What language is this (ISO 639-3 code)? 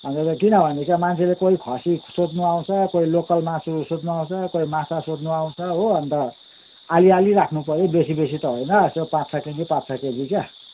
nep